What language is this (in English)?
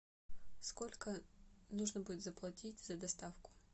Russian